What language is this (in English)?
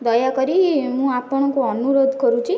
Odia